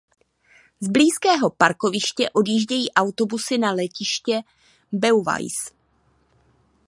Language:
Czech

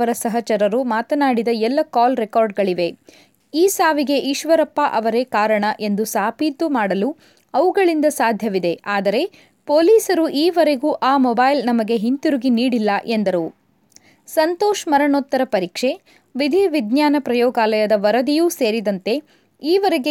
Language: Kannada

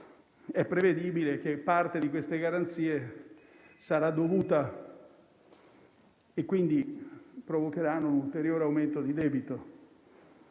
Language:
Italian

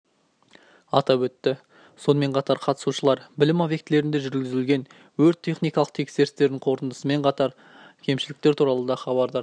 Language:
Kazakh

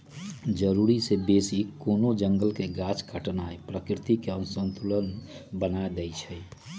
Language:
Magahi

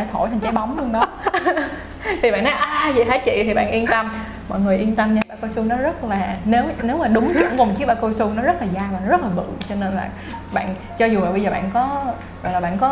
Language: Vietnamese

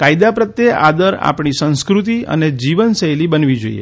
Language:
Gujarati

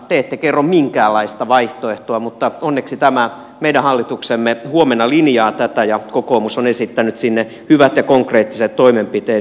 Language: Finnish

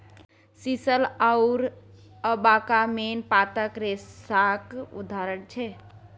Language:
Maithili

